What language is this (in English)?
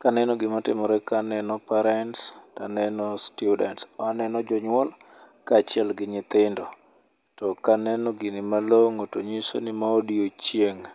Luo (Kenya and Tanzania)